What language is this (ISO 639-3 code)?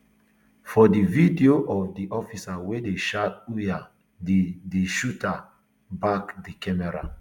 pcm